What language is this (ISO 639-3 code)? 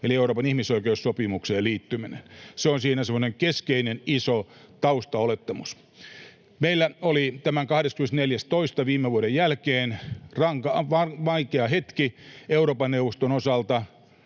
fin